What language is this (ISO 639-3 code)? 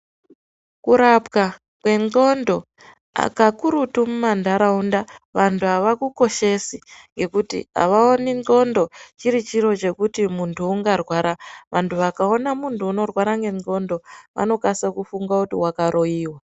ndc